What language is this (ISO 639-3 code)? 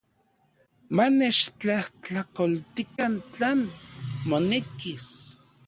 ncx